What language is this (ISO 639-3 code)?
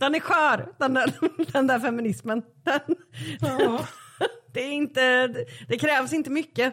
swe